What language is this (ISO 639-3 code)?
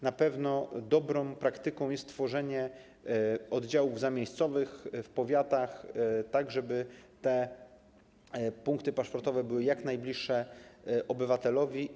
pol